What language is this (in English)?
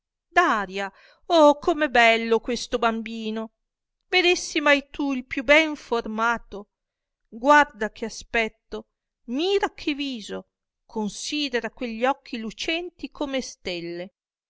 Italian